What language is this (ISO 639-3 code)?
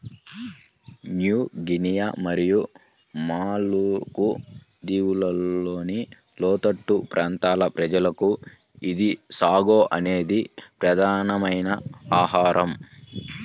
tel